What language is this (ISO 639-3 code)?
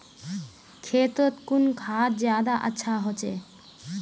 mag